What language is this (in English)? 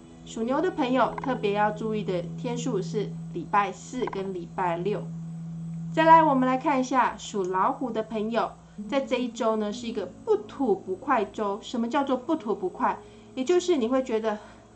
Chinese